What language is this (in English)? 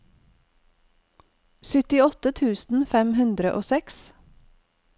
Norwegian